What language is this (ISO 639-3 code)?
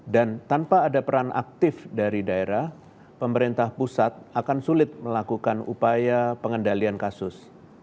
ind